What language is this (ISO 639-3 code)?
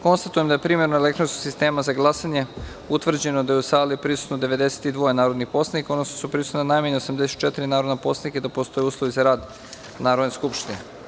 srp